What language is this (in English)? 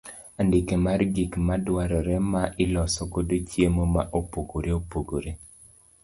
Luo (Kenya and Tanzania)